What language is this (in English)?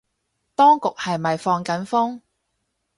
Cantonese